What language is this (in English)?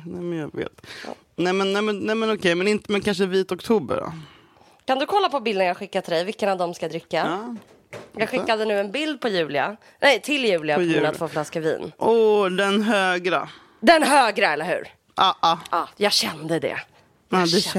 Swedish